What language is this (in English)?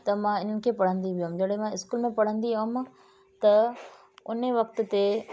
Sindhi